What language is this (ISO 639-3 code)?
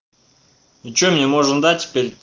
rus